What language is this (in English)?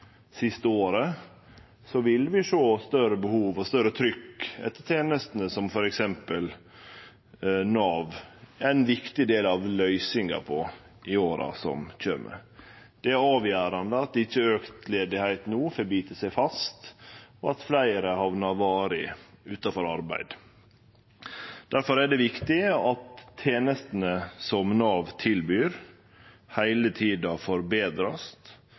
Norwegian Nynorsk